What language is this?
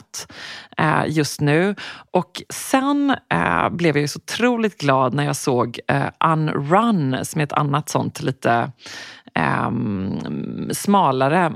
Swedish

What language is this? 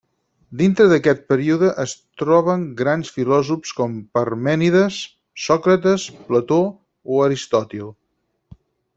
Catalan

